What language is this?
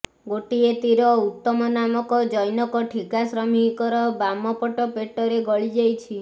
Odia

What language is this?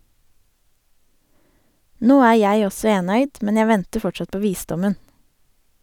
Norwegian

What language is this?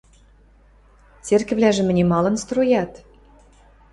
Western Mari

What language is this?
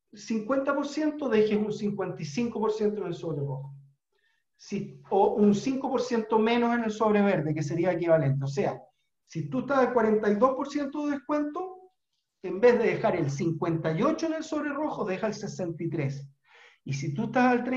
Spanish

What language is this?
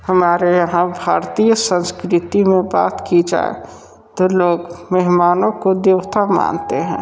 Hindi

